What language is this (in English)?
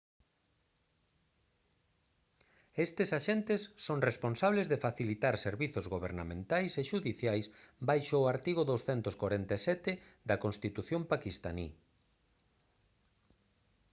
Galician